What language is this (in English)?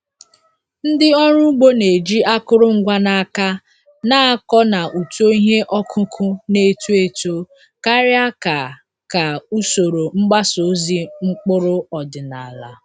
Igbo